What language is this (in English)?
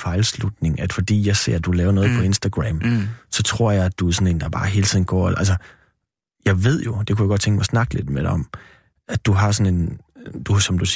Danish